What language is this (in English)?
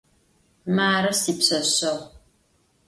Adyghe